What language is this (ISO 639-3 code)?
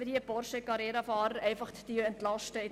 gsw